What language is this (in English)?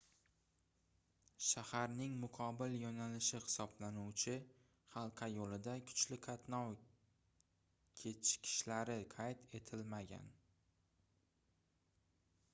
Uzbek